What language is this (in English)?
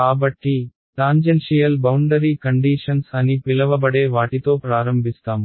Telugu